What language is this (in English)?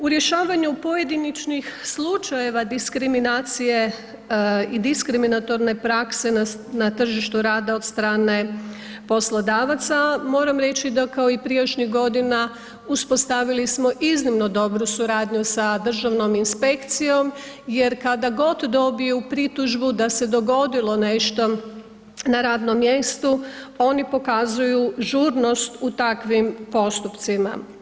Croatian